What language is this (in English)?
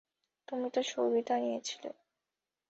Bangla